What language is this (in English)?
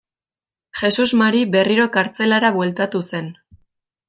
Basque